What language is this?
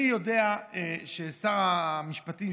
Hebrew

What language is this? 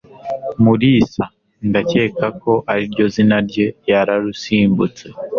Kinyarwanda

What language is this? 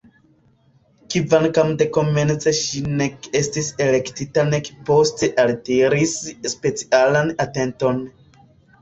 Esperanto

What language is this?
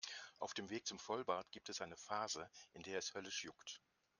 German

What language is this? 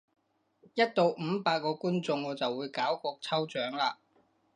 Cantonese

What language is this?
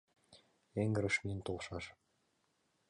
Mari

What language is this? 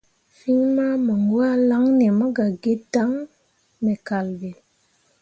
Mundang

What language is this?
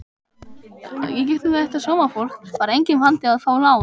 Icelandic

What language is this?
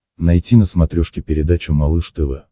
Russian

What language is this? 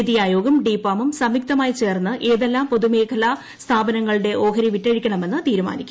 Malayalam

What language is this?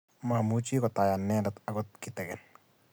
Kalenjin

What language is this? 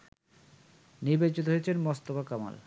Bangla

